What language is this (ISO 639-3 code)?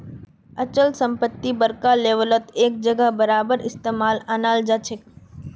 mag